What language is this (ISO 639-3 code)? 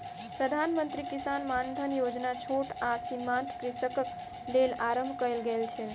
mai